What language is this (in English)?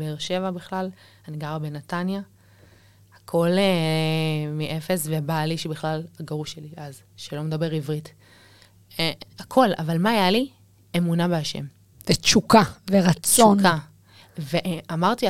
Hebrew